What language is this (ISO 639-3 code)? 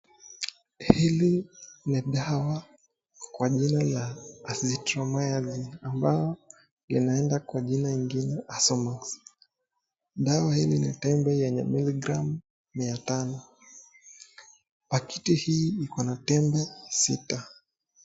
swa